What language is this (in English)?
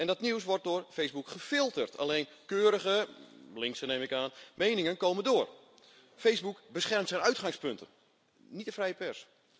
Dutch